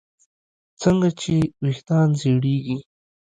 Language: Pashto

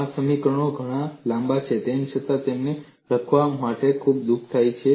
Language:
Gujarati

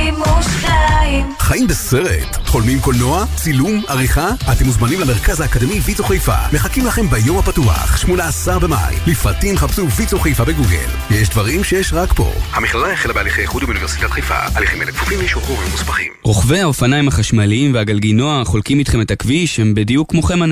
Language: Hebrew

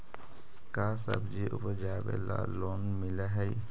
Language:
Magahi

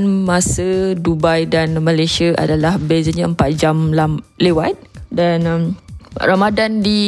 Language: Malay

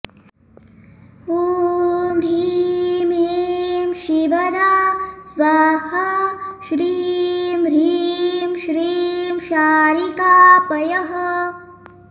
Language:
Sanskrit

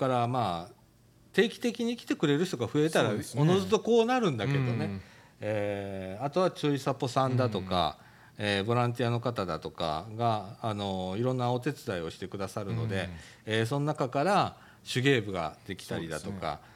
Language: Japanese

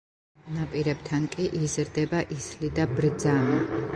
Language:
Georgian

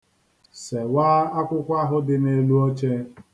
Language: Igbo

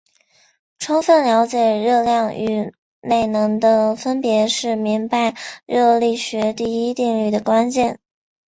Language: Chinese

